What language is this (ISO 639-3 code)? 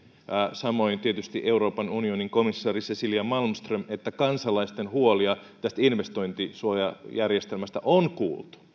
fin